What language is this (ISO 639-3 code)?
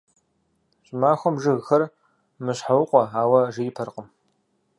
kbd